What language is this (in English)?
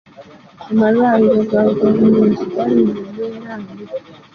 Ganda